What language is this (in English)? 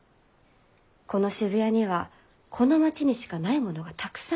Japanese